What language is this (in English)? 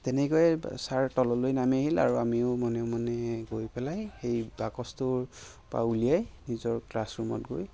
Assamese